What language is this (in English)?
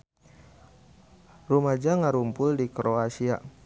Sundanese